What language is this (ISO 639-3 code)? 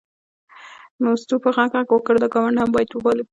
pus